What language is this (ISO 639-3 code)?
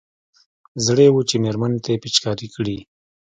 pus